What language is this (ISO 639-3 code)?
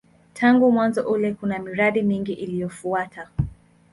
swa